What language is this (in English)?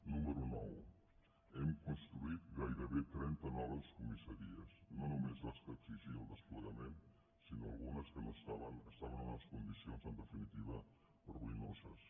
Catalan